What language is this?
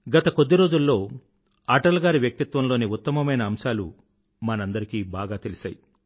Telugu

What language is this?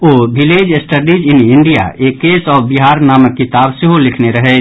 Maithili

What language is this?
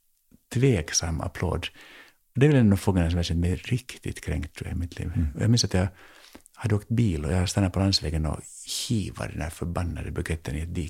Swedish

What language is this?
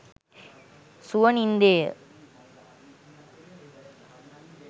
Sinhala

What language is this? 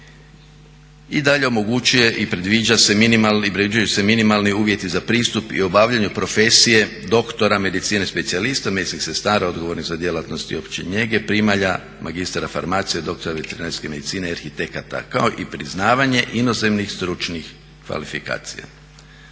Croatian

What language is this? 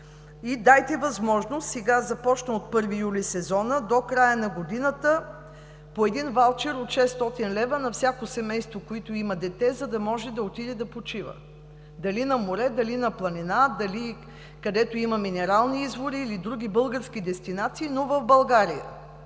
Bulgarian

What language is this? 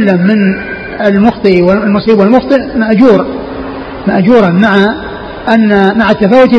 Arabic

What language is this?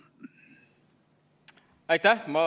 Estonian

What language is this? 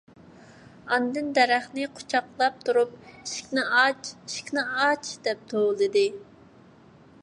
Uyghur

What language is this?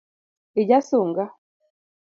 Luo (Kenya and Tanzania)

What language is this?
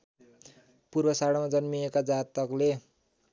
Nepali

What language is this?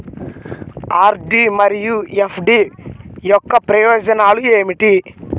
Telugu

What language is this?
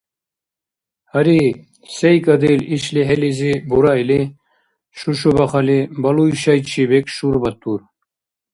Dargwa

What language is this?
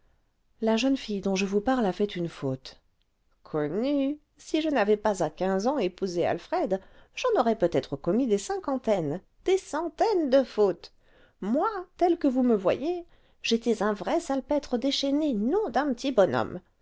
French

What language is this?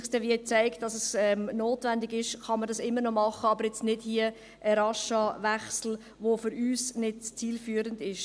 Swiss German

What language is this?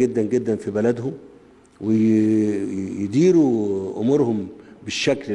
Arabic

